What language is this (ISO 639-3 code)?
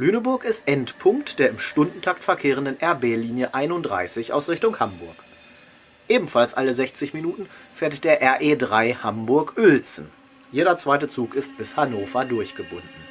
deu